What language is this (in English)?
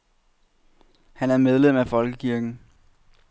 Danish